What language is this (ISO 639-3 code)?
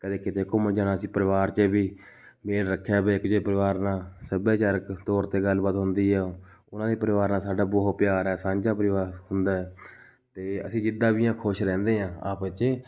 pan